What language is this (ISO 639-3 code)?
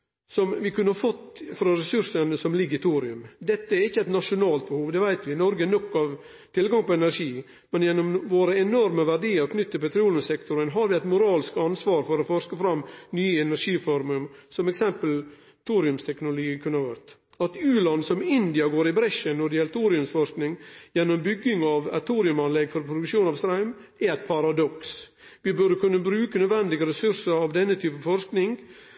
nno